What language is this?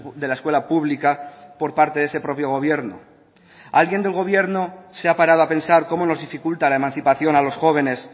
Spanish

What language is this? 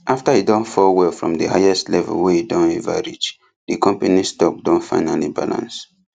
Nigerian Pidgin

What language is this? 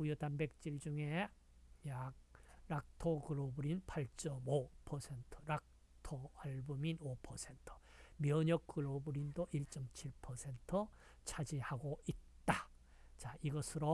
Korean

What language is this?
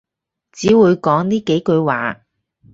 Cantonese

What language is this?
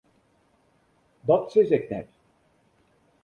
Western Frisian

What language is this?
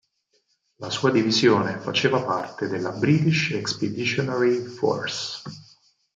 Italian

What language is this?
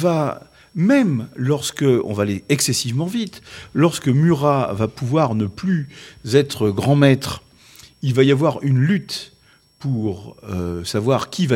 French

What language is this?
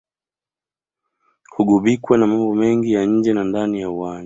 Swahili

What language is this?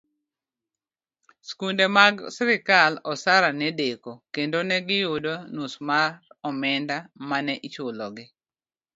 Luo (Kenya and Tanzania)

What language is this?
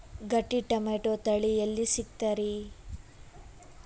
Kannada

